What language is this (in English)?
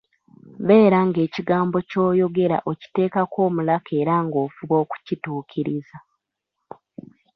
Ganda